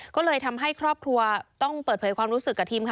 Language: Thai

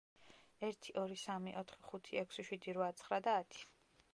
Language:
Georgian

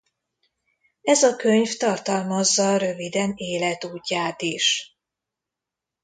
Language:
Hungarian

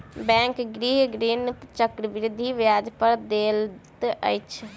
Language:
Maithili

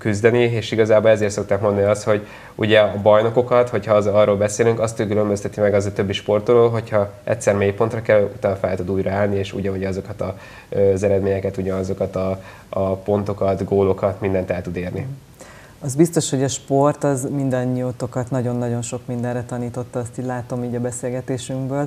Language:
Hungarian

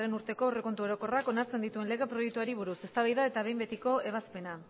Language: Basque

